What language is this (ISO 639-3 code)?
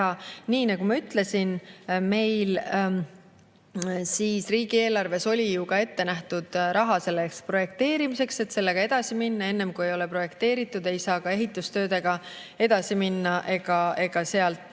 est